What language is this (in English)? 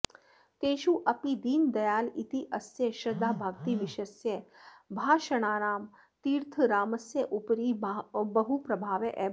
Sanskrit